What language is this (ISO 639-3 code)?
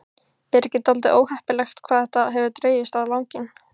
isl